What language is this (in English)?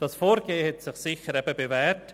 Swiss German